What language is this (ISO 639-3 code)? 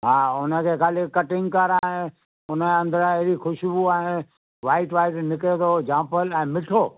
snd